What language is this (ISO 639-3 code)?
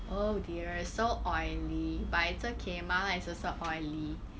eng